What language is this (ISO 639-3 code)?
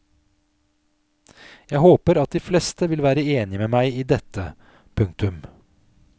nor